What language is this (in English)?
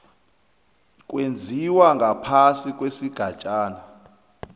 South Ndebele